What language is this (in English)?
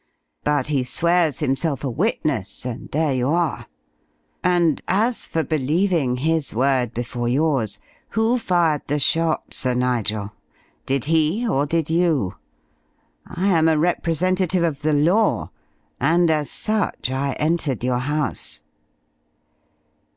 English